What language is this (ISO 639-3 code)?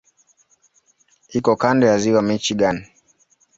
swa